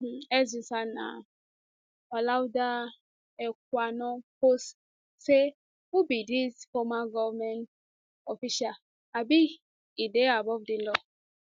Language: Nigerian Pidgin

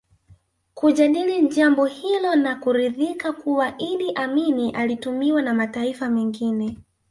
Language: Swahili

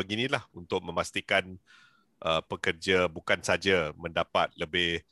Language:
Malay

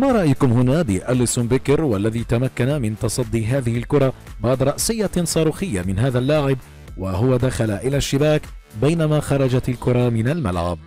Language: Arabic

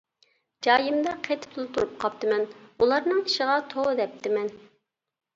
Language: Uyghur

